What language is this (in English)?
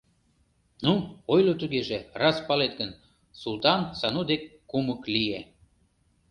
Mari